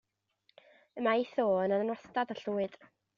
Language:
Welsh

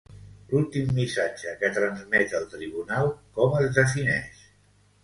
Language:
Catalan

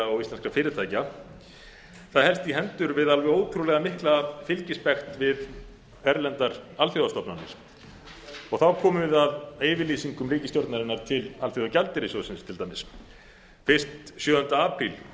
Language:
Icelandic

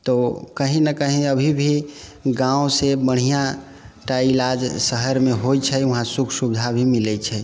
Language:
Maithili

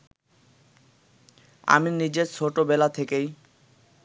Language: Bangla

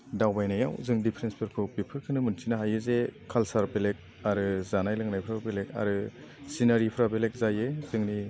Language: Bodo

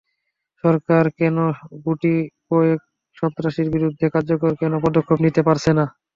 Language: Bangla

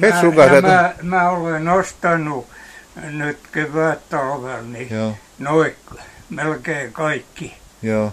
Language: Finnish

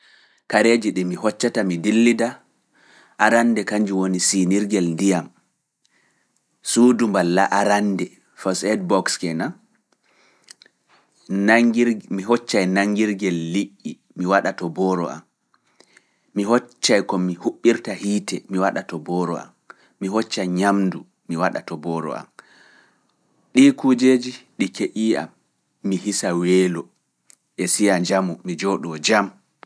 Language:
Fula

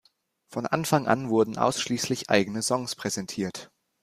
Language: German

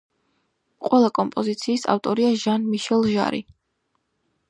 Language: Georgian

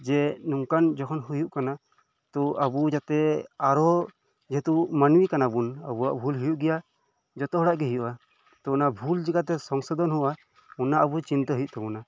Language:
Santali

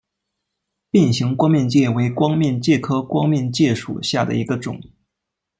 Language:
Chinese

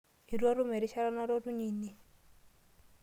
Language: Masai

